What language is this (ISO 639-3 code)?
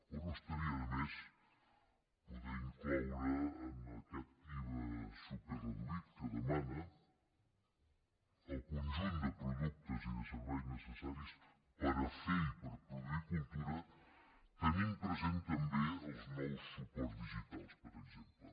cat